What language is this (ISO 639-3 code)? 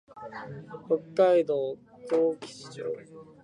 jpn